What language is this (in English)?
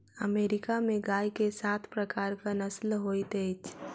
Maithili